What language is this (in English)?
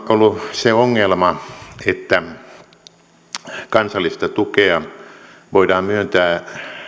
Finnish